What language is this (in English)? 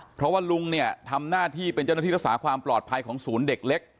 Thai